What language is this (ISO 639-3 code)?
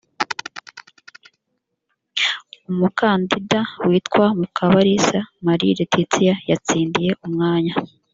kin